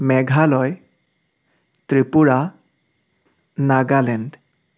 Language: Assamese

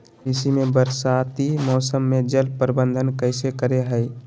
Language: Magahi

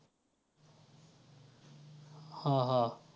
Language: Marathi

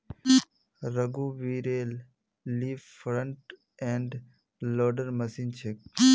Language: Magahi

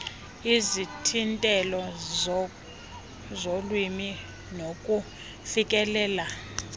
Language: Xhosa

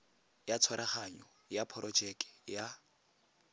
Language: Tswana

